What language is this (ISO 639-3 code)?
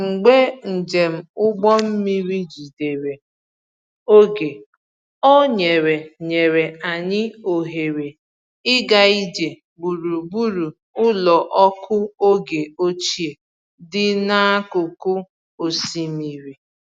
ibo